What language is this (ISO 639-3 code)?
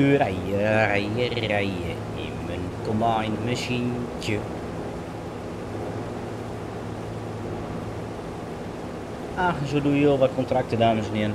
nld